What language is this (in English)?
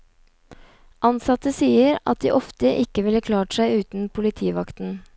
Norwegian